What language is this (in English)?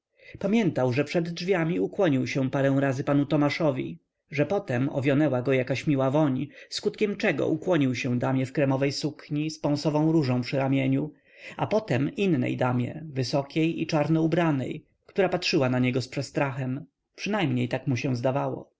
Polish